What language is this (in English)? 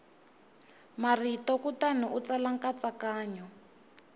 Tsonga